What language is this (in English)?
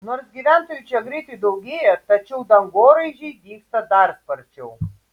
Lithuanian